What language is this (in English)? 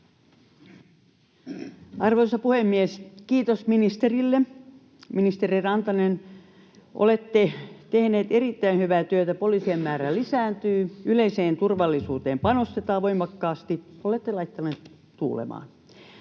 Finnish